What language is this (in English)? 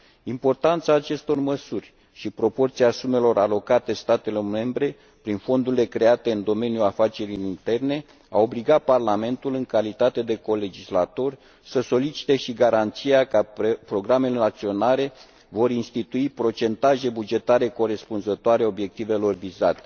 Romanian